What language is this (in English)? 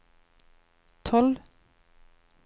Norwegian